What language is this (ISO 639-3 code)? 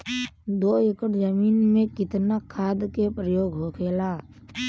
bho